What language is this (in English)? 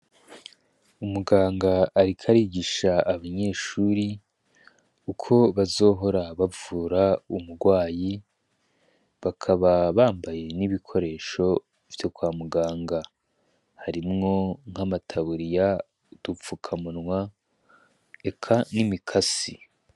Rundi